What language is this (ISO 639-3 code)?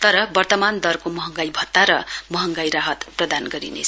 nep